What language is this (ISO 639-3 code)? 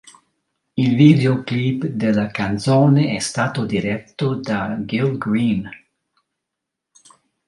ita